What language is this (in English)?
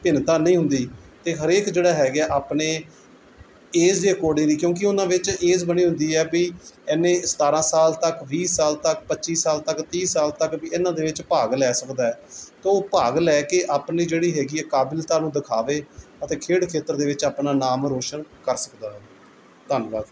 Punjabi